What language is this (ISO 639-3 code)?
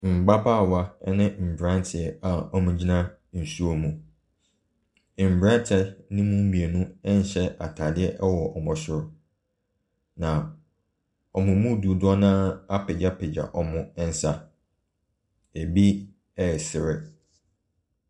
aka